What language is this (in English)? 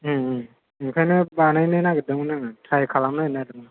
Bodo